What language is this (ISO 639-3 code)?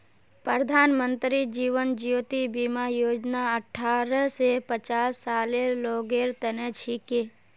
mag